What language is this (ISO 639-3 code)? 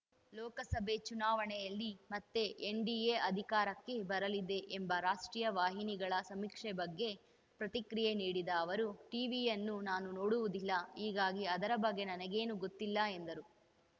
kan